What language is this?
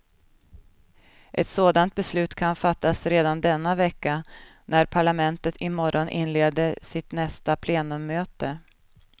Swedish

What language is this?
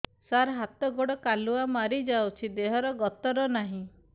Odia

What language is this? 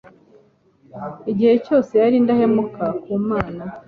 Kinyarwanda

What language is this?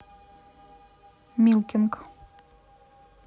Russian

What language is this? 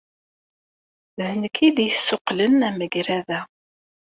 Kabyle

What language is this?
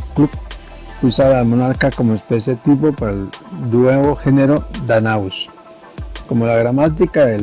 Spanish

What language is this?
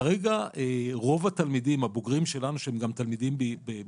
Hebrew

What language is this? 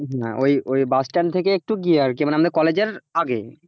Bangla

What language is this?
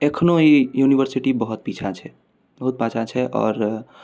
Maithili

